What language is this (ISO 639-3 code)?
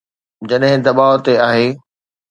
snd